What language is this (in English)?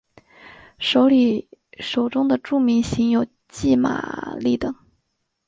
Chinese